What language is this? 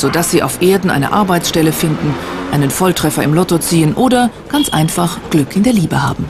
German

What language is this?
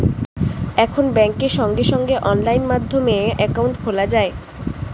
Bangla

